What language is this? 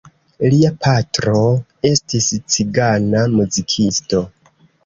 Esperanto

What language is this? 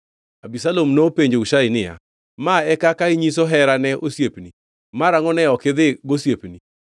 Luo (Kenya and Tanzania)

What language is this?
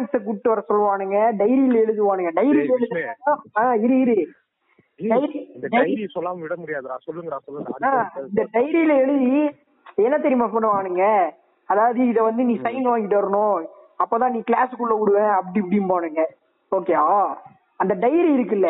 Tamil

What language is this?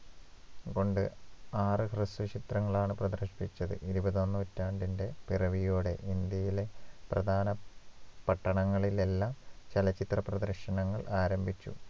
Malayalam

